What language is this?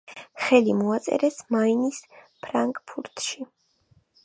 Georgian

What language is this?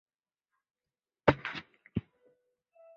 Chinese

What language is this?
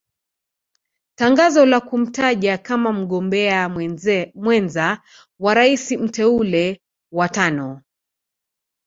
Swahili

